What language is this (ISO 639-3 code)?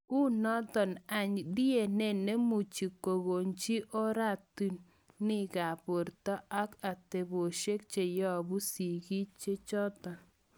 kln